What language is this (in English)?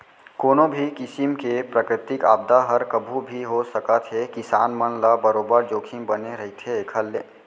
Chhattisgarhi